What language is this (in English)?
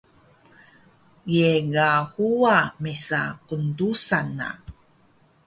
Taroko